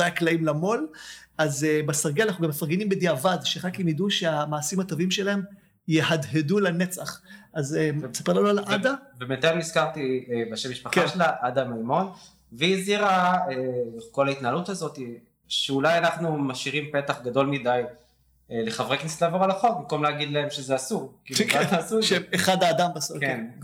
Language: Hebrew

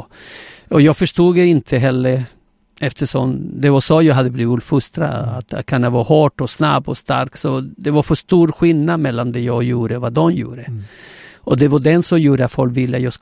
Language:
Swedish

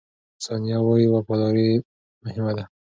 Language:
Pashto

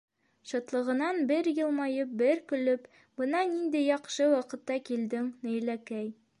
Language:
Bashkir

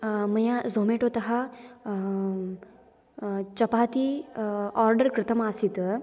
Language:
Sanskrit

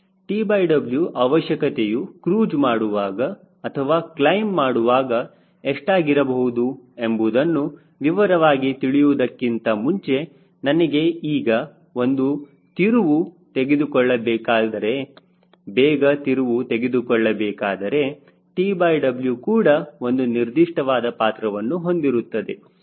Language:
Kannada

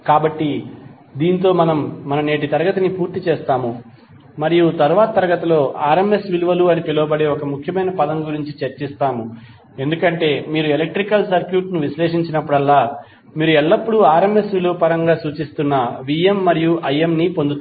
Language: Telugu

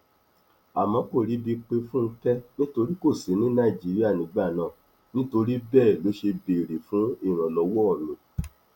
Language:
Yoruba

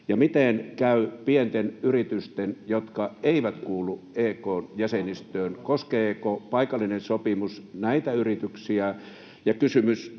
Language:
Finnish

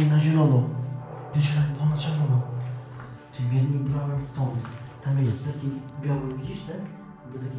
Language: Polish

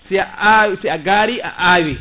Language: Fula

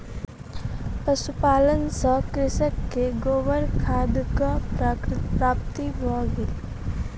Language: Maithili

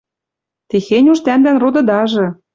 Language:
Western Mari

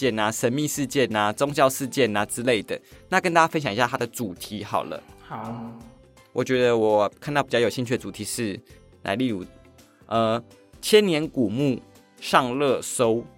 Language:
Chinese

